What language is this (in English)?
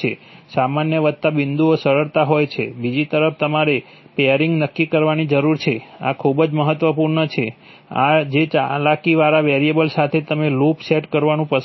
Gujarati